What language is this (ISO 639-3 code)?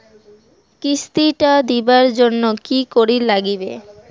ben